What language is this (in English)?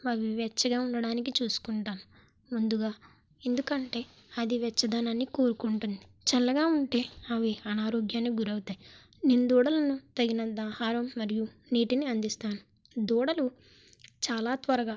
Telugu